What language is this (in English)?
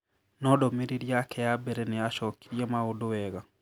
Kikuyu